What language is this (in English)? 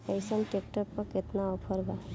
Bhojpuri